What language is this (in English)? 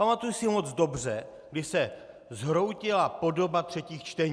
Czech